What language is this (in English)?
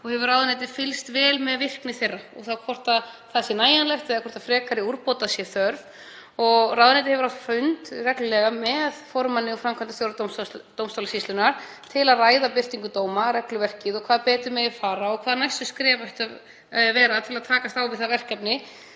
Icelandic